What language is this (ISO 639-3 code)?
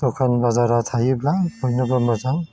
brx